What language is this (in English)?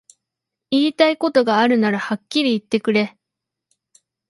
Japanese